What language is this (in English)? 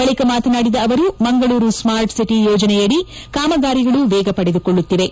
Kannada